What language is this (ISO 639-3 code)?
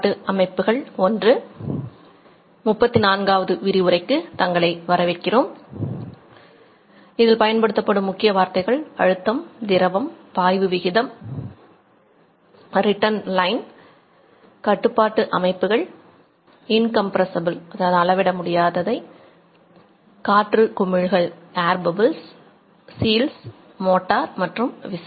tam